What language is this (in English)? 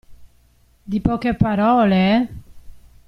Italian